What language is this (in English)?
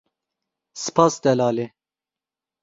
Kurdish